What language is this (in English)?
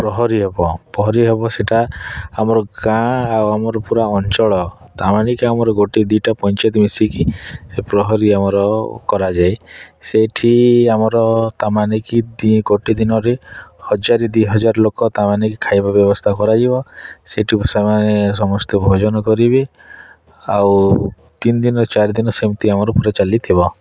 Odia